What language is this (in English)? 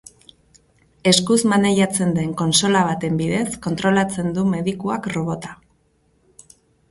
Basque